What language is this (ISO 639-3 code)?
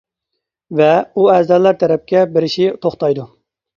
uig